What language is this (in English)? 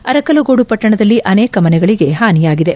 Kannada